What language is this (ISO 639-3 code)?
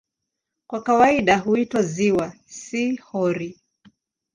swa